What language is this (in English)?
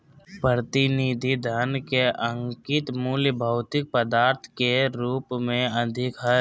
Magahi